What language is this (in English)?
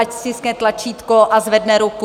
Czech